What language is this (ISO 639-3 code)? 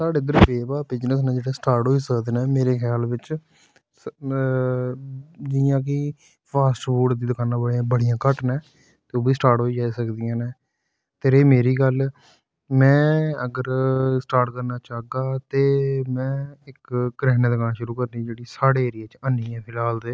doi